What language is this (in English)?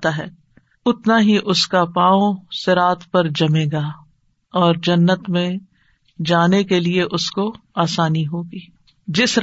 Urdu